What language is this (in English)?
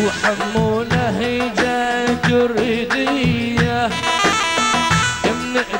Arabic